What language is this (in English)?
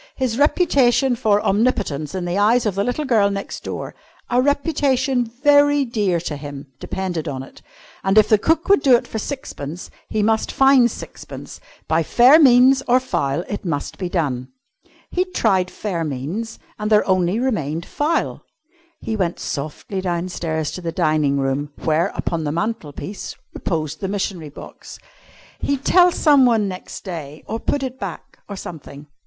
English